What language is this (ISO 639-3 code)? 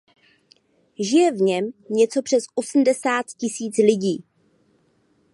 ces